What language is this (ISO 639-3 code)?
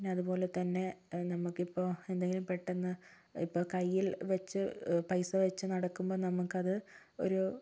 mal